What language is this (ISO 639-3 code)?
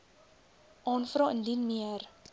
afr